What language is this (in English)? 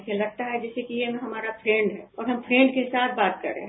Hindi